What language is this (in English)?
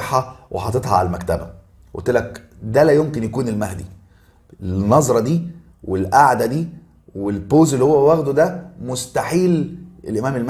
Arabic